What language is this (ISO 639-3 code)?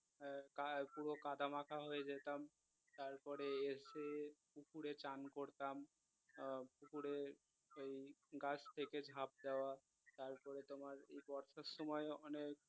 ben